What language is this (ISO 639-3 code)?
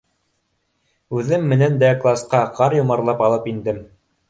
bak